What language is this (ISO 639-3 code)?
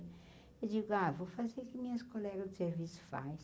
por